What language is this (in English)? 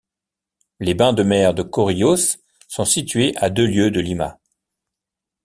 French